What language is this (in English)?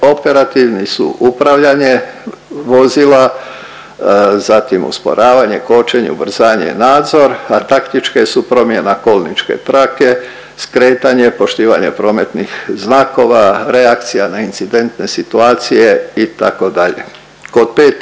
Croatian